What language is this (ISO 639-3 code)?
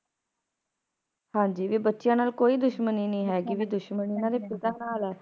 pan